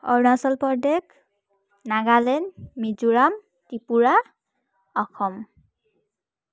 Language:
Assamese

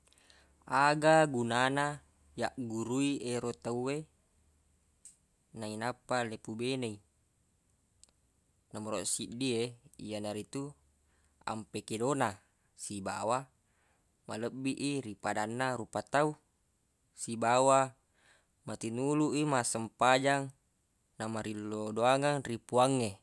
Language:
Buginese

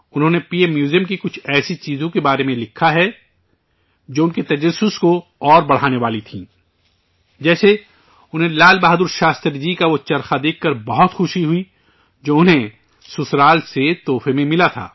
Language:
Urdu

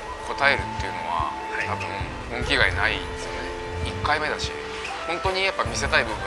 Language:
Japanese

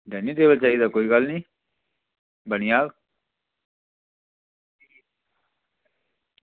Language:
Dogri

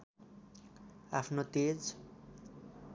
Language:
Nepali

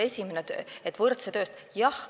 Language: Estonian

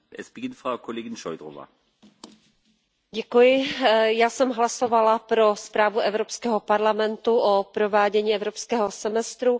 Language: Czech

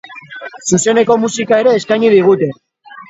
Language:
Basque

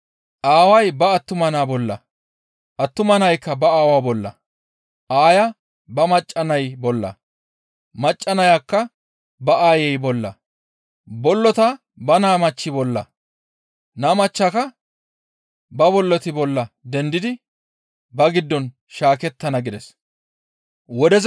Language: Gamo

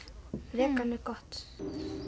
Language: Icelandic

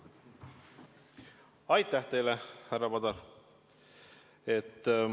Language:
Estonian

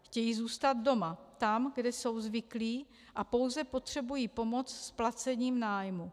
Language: Czech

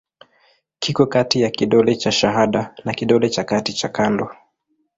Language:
Swahili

